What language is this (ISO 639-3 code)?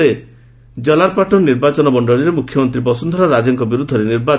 ori